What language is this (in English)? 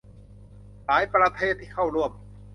Thai